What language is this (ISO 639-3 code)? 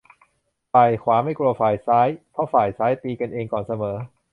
tha